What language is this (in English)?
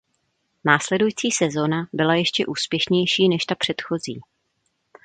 Czech